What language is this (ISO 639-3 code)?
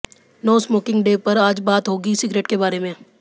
hin